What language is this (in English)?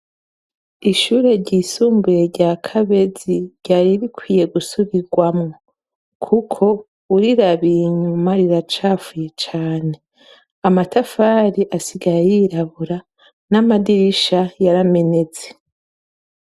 Rundi